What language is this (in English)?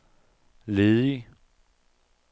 Danish